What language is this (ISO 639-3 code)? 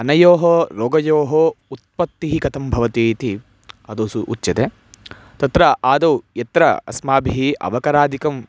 san